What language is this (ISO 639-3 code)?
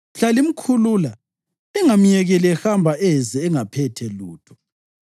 nde